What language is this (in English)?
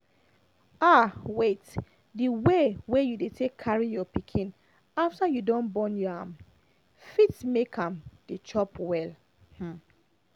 Nigerian Pidgin